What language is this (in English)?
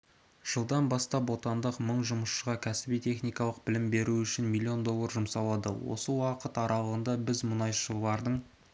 Kazakh